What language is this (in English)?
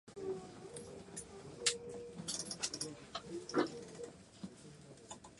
Japanese